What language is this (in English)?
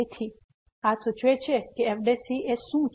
Gujarati